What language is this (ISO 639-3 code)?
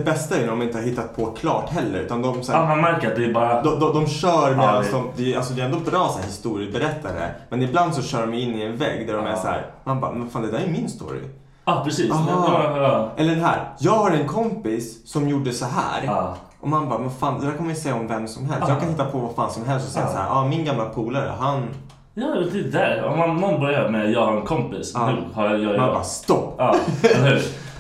swe